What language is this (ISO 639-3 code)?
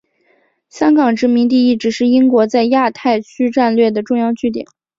zho